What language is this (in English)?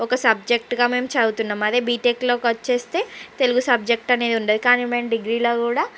Telugu